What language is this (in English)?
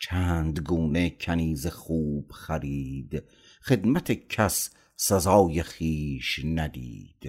Persian